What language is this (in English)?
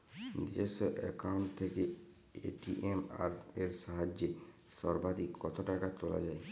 Bangla